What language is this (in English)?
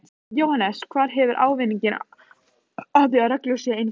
Icelandic